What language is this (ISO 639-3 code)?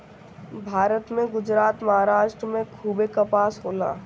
bho